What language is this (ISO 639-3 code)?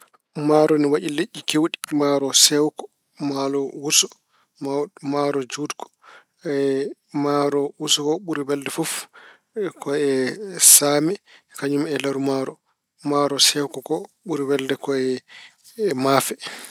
ful